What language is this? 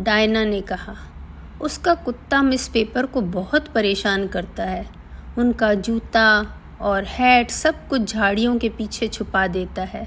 Hindi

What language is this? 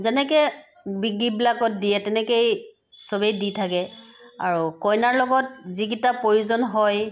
Assamese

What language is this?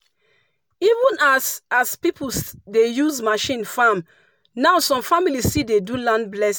Nigerian Pidgin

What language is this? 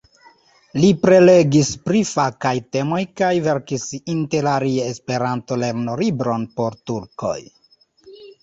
Esperanto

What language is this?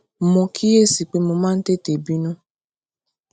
Yoruba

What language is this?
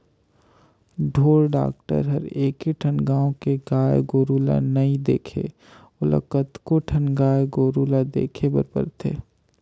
Chhattisgarhi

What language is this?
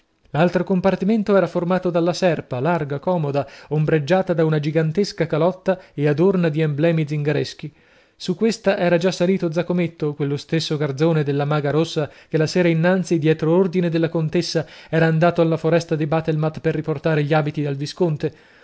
Italian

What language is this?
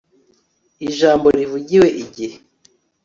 Kinyarwanda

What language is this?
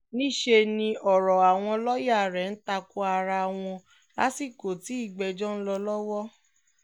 Yoruba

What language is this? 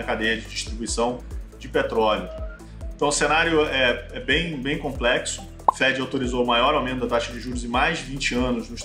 Portuguese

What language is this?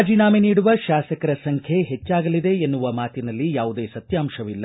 Kannada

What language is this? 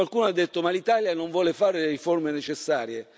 Italian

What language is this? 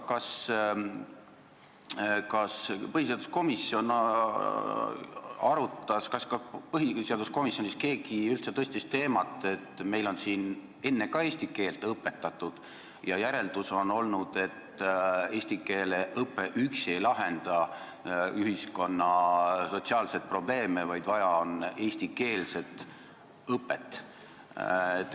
Estonian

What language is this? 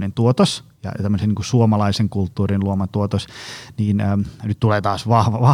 Finnish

